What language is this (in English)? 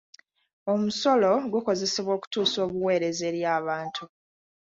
Ganda